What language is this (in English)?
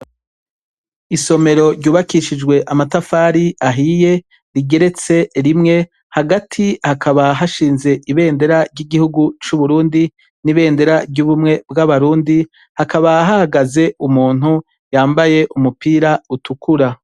Rundi